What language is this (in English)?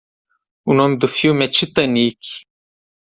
Portuguese